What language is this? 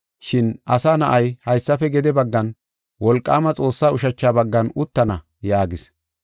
Gofa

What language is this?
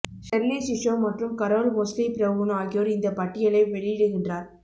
Tamil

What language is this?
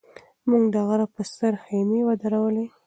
Pashto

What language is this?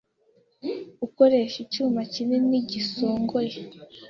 Kinyarwanda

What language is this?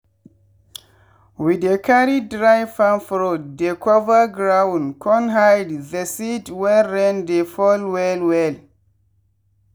Nigerian Pidgin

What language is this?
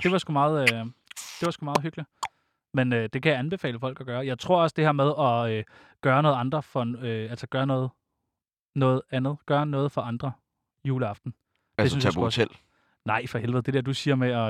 Danish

